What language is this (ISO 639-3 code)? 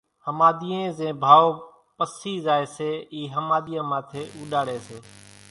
gjk